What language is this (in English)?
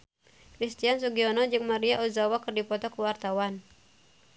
Sundanese